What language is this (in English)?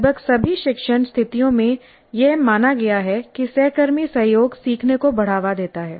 Hindi